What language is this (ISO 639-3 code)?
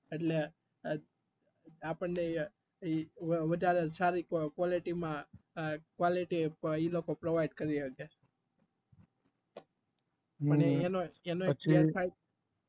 guj